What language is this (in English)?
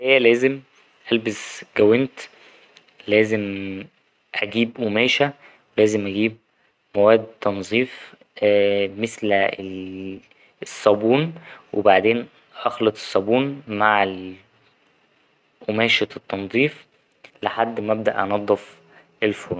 Egyptian Arabic